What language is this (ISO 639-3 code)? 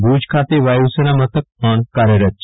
guj